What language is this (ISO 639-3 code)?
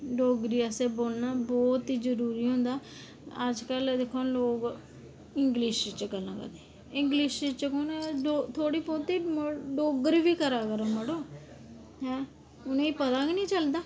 doi